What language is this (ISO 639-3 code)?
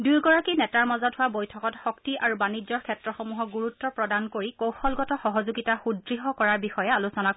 asm